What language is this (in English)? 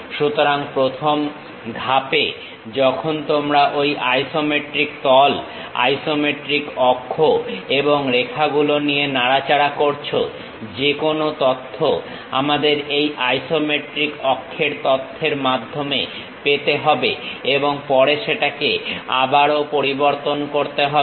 Bangla